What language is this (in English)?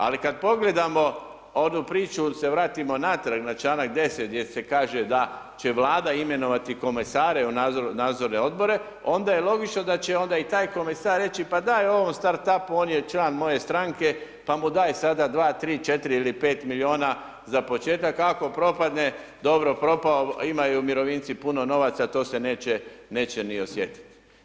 Croatian